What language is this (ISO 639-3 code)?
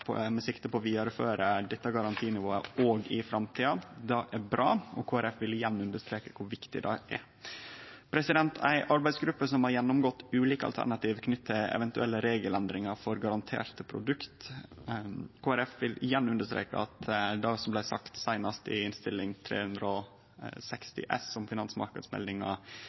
nno